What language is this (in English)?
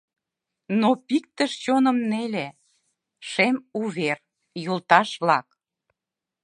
Mari